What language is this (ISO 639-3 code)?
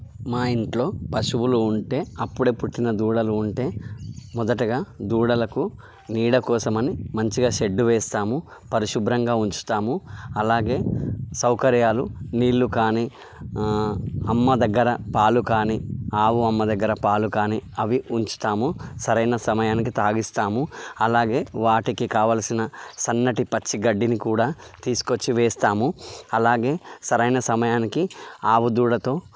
tel